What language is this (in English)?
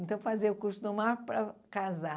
Portuguese